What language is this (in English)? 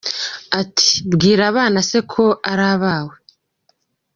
Kinyarwanda